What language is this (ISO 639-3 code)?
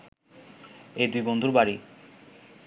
ben